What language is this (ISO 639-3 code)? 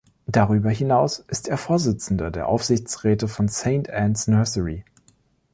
deu